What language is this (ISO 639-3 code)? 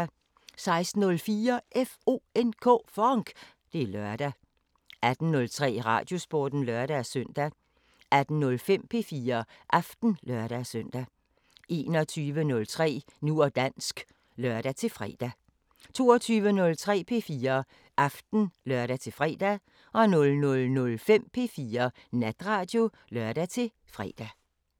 dan